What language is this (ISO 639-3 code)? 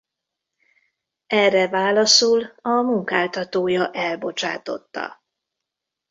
hun